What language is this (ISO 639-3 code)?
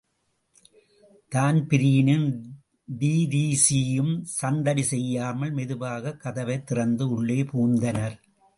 tam